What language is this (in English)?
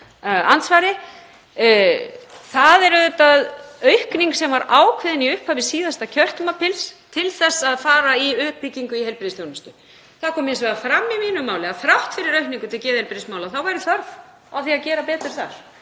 Icelandic